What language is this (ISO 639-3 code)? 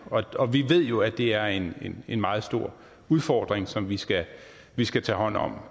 dan